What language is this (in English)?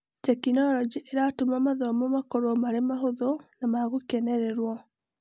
Kikuyu